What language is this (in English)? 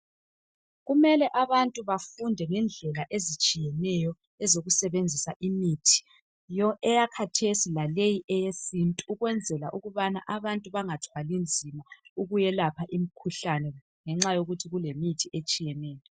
North Ndebele